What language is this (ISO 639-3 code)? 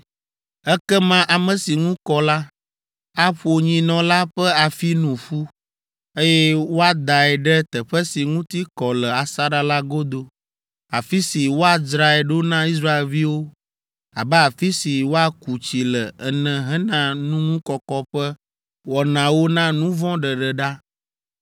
ewe